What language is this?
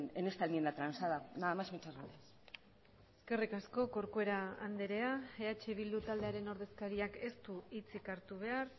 Basque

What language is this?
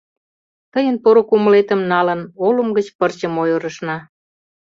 Mari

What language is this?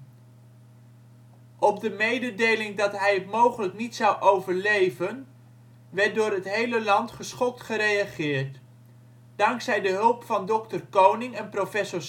Dutch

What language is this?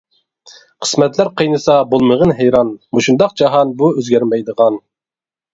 Uyghur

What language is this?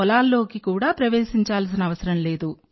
Telugu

